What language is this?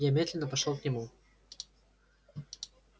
Russian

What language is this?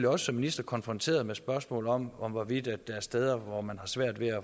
Danish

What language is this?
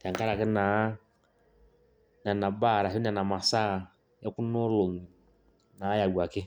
Masai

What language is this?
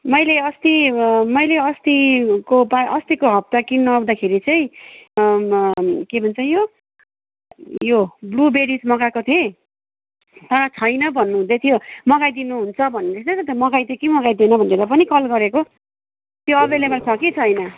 Nepali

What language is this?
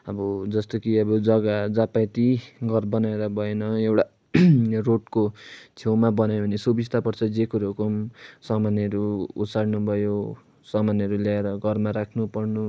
Nepali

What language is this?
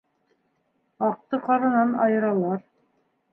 Bashkir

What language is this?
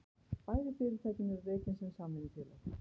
Icelandic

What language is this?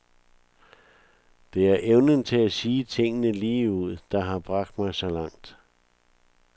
Danish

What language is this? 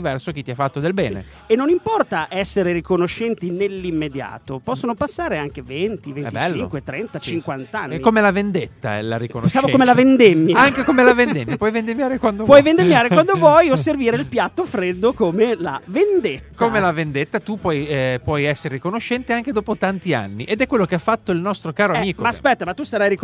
Italian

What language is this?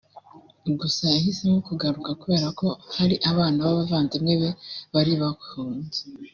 Kinyarwanda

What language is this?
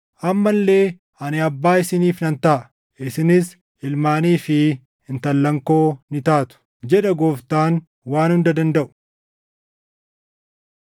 Oromo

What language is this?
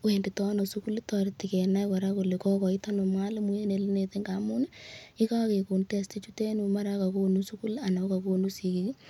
Kalenjin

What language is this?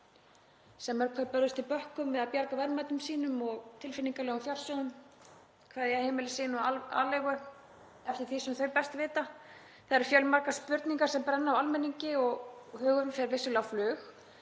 Icelandic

